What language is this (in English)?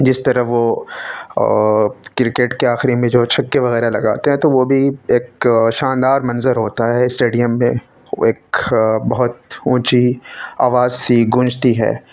Urdu